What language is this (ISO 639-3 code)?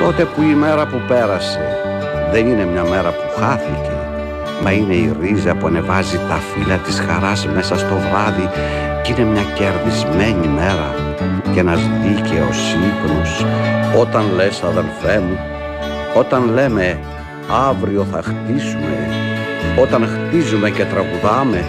ell